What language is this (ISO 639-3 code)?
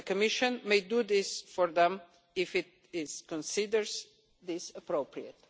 eng